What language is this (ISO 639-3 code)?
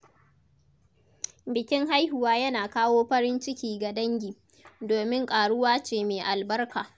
hau